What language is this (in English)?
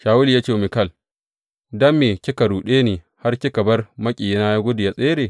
Hausa